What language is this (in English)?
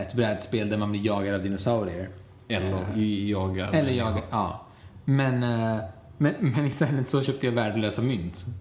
Swedish